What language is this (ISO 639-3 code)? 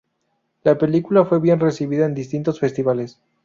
spa